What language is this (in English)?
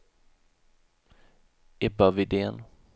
Swedish